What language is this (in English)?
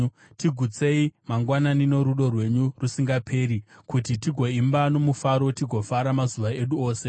Shona